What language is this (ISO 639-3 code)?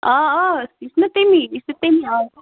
kas